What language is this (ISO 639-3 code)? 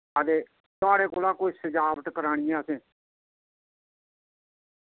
doi